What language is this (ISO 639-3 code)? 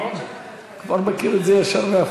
heb